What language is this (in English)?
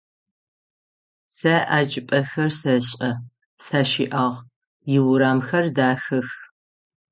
Adyghe